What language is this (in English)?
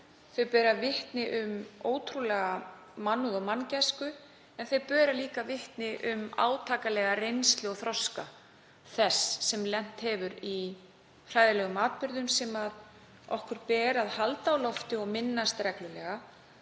Icelandic